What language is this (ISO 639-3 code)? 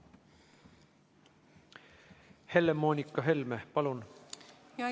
est